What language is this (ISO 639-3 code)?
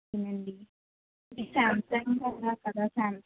tel